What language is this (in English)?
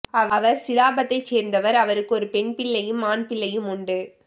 Tamil